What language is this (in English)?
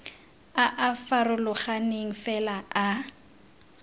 Tswana